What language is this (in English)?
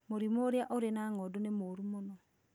Kikuyu